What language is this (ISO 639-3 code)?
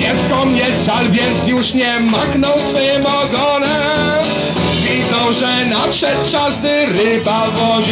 pol